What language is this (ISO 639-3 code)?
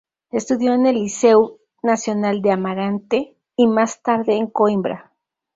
spa